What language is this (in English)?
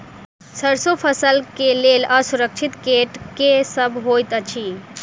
Maithili